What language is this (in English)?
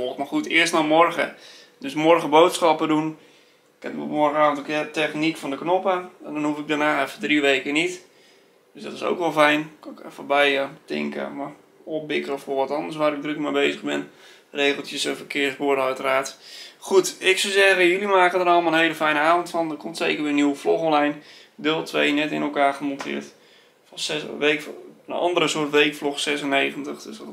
Dutch